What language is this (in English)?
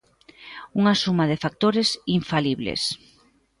Galician